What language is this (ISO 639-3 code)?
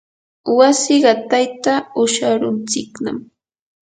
qur